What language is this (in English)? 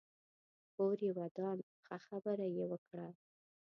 Pashto